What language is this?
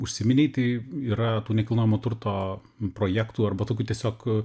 Lithuanian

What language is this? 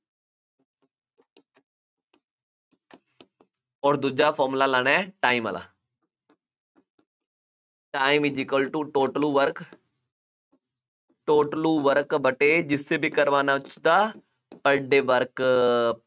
Punjabi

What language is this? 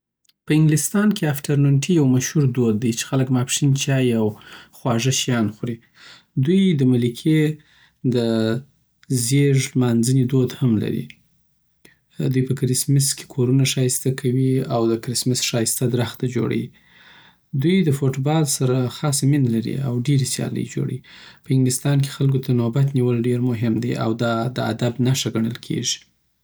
Southern Pashto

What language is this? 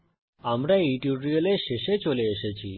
Bangla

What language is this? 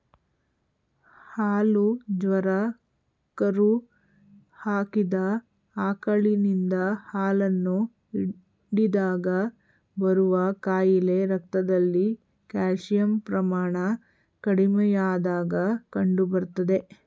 Kannada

